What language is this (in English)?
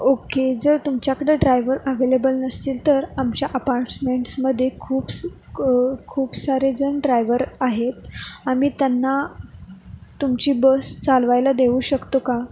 Marathi